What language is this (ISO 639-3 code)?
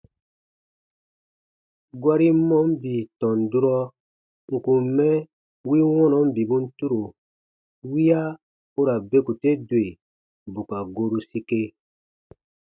bba